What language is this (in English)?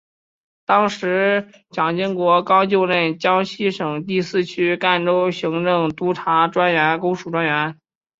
Chinese